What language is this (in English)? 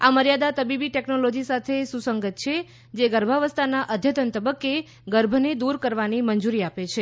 Gujarati